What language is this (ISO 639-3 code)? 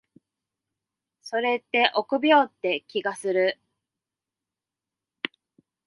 jpn